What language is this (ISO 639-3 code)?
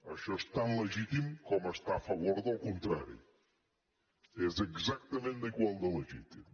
cat